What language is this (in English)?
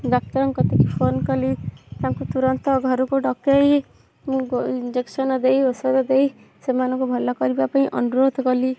Odia